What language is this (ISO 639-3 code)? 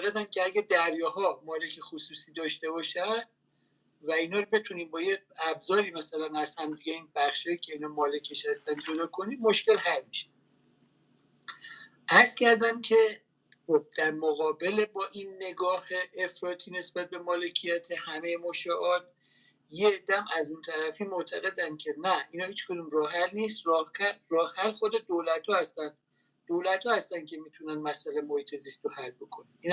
fas